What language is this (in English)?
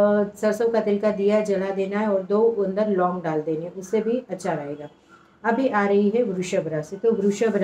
Hindi